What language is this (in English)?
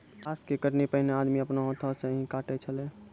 Maithili